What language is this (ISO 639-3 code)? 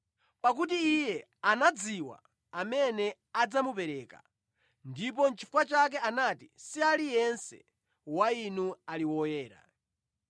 nya